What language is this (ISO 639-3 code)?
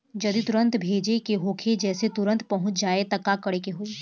bho